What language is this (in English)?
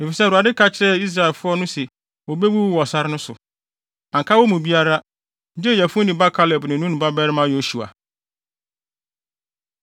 Akan